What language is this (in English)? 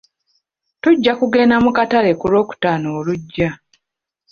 Ganda